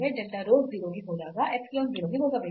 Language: Kannada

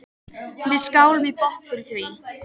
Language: Icelandic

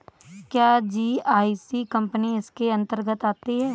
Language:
Hindi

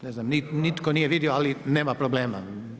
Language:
Croatian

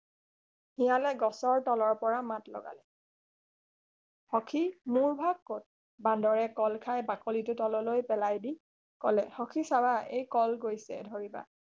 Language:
Assamese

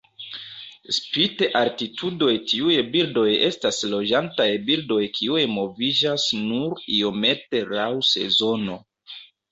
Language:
Esperanto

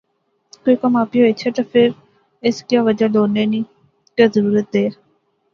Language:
Pahari-Potwari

